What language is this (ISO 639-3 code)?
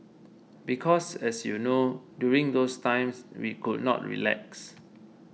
eng